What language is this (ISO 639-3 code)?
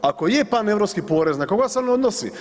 hrv